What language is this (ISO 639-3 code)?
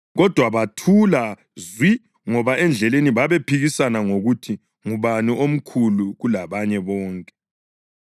nde